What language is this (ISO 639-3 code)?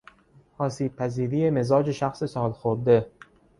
fas